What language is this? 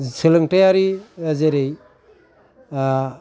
Bodo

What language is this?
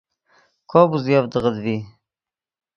Yidgha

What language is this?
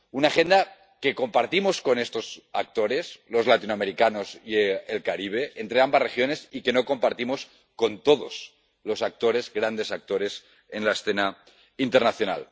Spanish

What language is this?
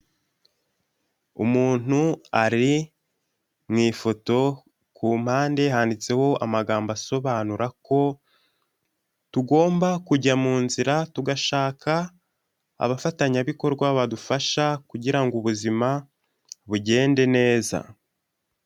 Kinyarwanda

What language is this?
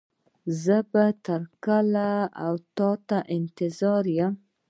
Pashto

